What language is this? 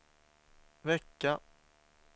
Swedish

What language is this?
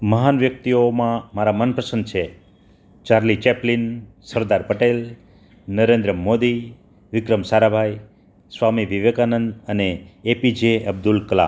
Gujarati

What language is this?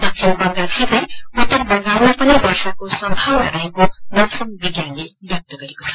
Nepali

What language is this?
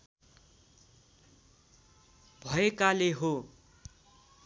Nepali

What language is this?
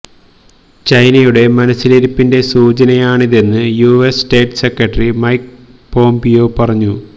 Malayalam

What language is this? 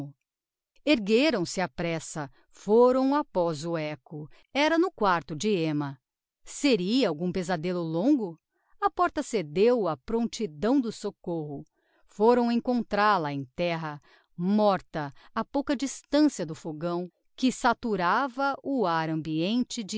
Portuguese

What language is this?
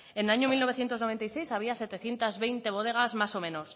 Spanish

